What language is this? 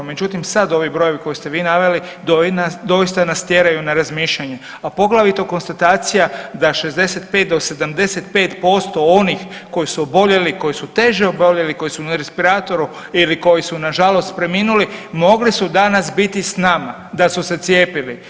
Croatian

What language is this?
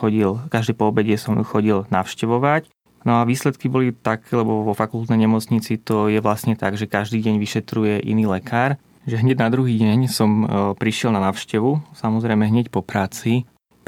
Slovak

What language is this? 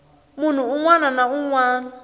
Tsonga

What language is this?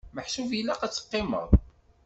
Kabyle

